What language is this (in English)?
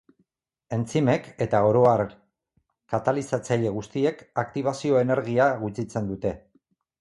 Basque